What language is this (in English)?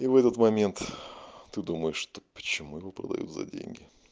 Russian